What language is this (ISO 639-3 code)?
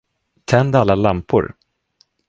swe